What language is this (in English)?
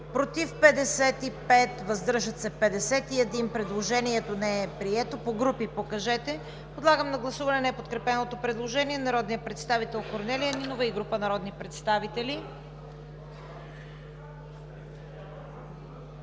Bulgarian